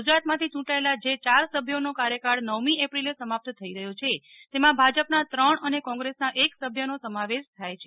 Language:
Gujarati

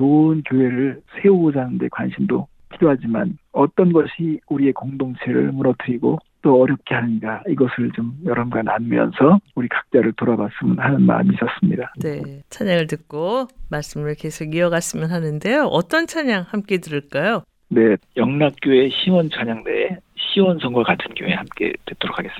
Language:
Korean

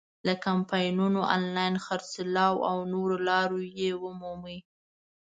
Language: Pashto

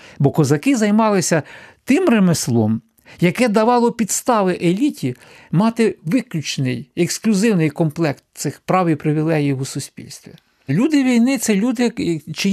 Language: Ukrainian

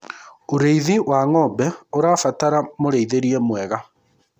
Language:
Kikuyu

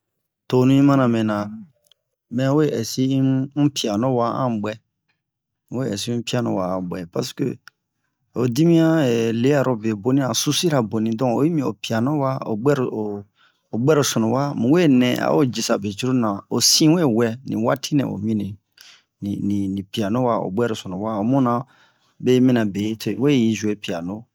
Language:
Bomu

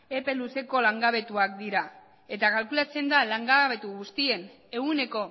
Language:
Basque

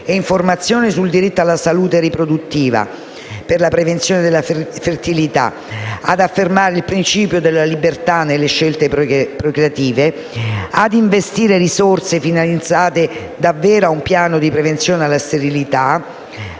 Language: Italian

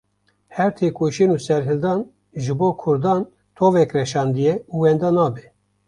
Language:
Kurdish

